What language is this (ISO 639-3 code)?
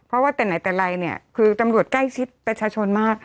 tha